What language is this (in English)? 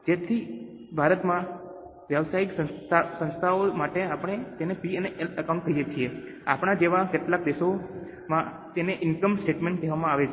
Gujarati